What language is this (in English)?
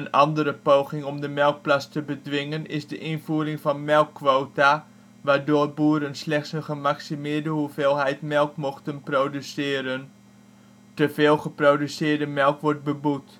Dutch